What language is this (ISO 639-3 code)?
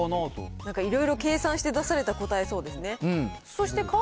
jpn